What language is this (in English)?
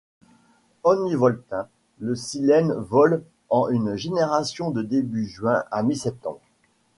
French